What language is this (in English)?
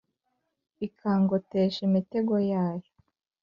Kinyarwanda